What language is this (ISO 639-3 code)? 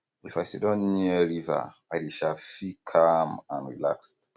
pcm